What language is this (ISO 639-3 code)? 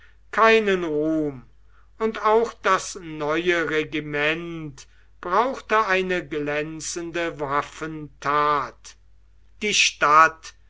deu